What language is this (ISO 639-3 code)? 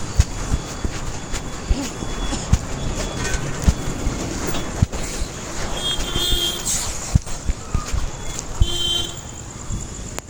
mar